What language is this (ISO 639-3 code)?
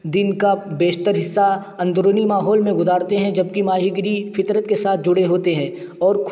urd